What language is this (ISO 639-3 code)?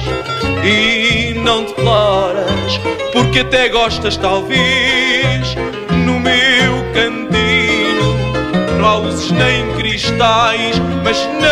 por